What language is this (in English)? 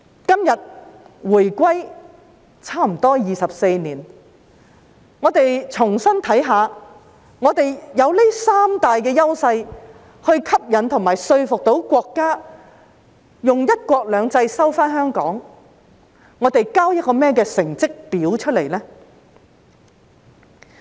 Cantonese